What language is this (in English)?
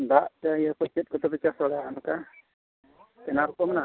Santali